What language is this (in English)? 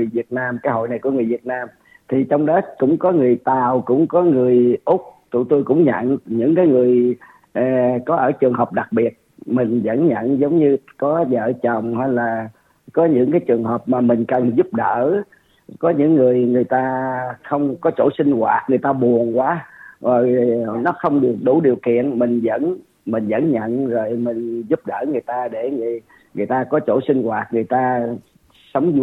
Vietnamese